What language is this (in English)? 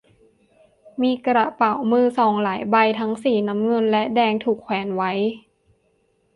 Thai